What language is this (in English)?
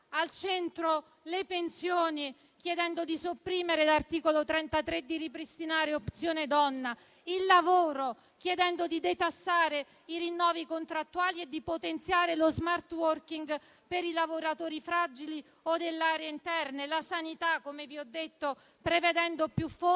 Italian